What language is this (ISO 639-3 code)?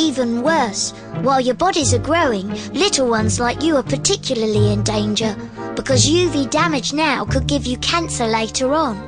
eng